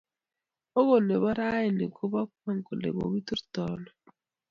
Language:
Kalenjin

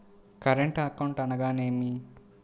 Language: Telugu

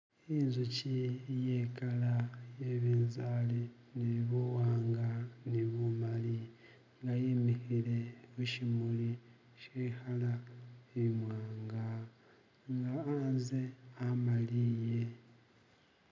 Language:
Masaaba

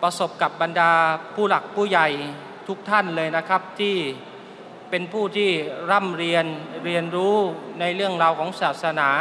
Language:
Thai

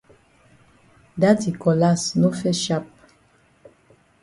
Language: Cameroon Pidgin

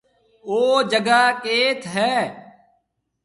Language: Marwari (Pakistan)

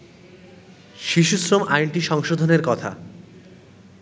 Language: Bangla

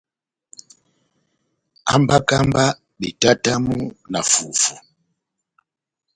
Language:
Batanga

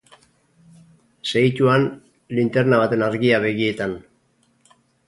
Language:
Basque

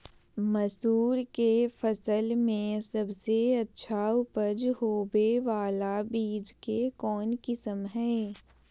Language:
Magahi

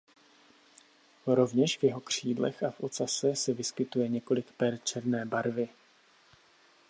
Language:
Czech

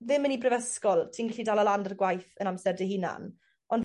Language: Welsh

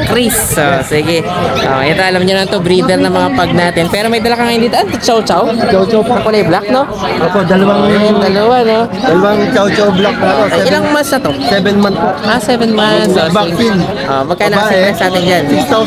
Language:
Filipino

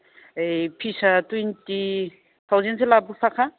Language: Bodo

